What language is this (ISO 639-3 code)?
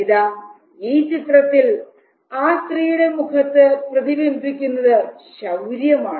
mal